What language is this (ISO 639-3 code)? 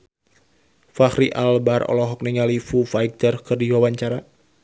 sun